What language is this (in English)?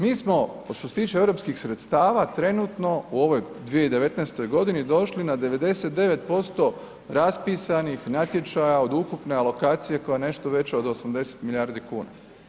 Croatian